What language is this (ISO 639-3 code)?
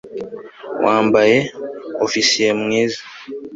kin